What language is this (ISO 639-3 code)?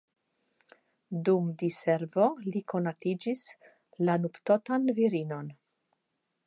epo